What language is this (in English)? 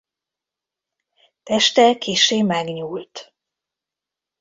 Hungarian